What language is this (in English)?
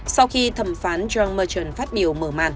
Vietnamese